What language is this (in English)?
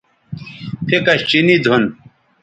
Bateri